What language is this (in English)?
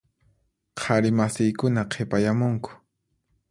Puno Quechua